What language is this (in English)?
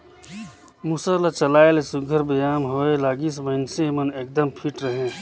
Chhattisgarhi